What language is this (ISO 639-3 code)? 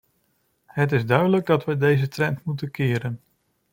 nld